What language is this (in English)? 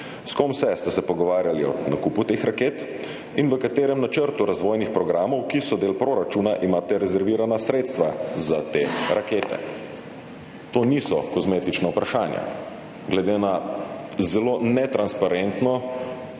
Slovenian